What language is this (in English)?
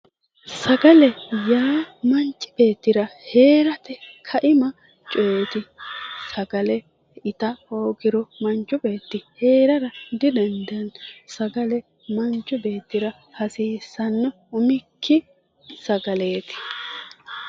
Sidamo